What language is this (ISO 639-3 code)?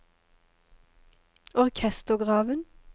nor